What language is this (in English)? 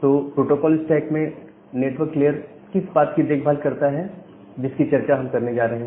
Hindi